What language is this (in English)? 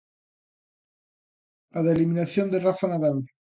Galician